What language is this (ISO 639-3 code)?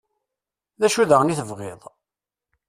kab